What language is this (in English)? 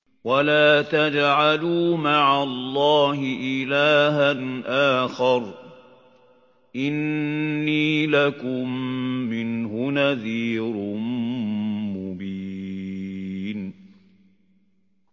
Arabic